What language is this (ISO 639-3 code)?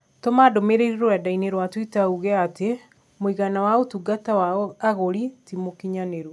kik